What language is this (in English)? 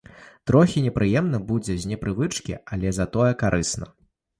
Belarusian